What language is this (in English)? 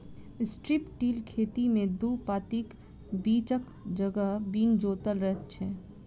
Maithili